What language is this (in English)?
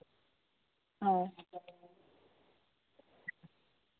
Santali